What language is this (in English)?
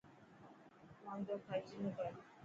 Dhatki